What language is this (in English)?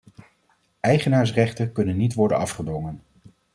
Dutch